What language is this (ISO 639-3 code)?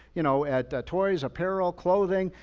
eng